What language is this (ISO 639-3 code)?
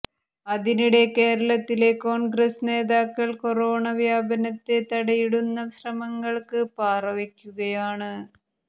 mal